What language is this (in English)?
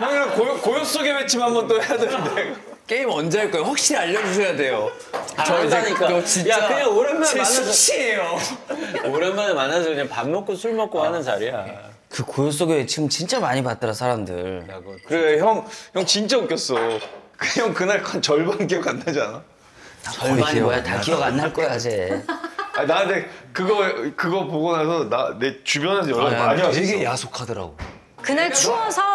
Korean